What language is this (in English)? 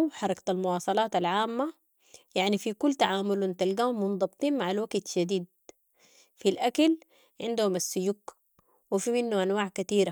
Sudanese Arabic